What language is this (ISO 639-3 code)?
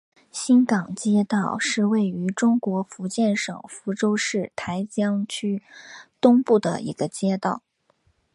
zho